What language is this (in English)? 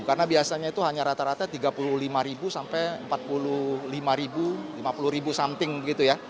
Indonesian